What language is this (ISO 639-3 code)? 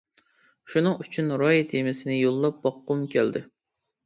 uig